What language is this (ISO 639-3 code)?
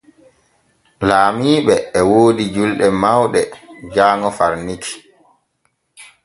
fue